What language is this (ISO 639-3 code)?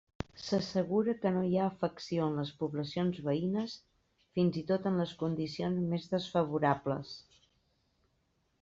cat